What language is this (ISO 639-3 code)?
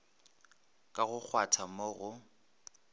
nso